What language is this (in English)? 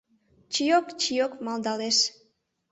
Mari